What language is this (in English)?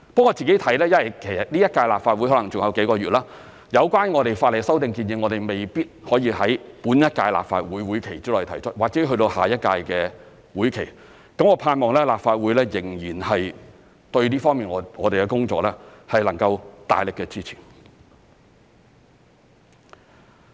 Cantonese